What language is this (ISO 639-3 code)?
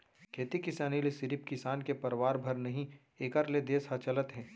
hne